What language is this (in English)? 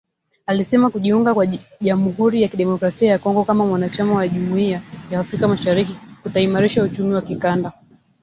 Swahili